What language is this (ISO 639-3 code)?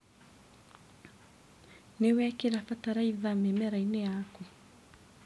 kik